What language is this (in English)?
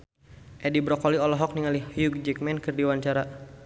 Sundanese